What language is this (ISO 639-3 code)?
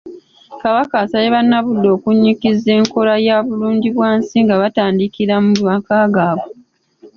lug